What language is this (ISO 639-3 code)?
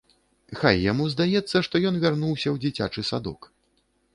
bel